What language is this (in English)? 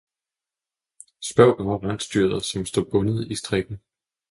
Danish